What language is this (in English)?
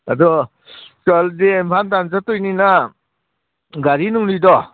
Manipuri